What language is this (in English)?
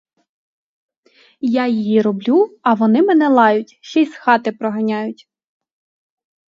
Ukrainian